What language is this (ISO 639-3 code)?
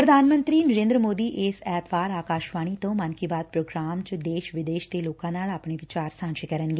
pan